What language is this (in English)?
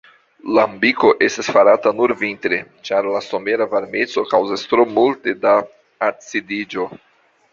Esperanto